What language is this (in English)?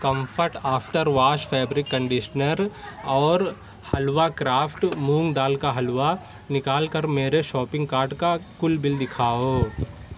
Urdu